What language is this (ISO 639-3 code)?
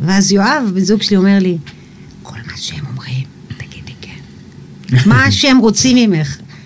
heb